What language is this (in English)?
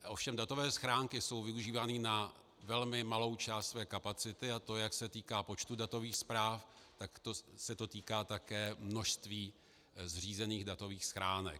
Czech